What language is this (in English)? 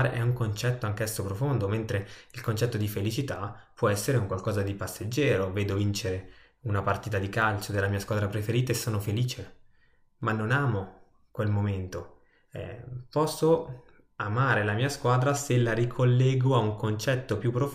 Italian